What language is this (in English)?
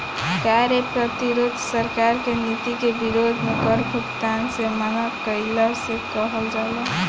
Bhojpuri